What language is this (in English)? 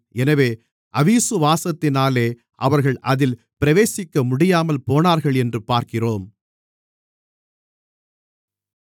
Tamil